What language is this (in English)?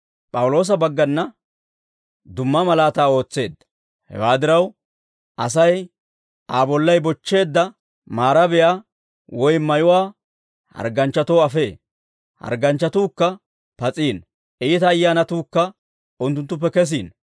Dawro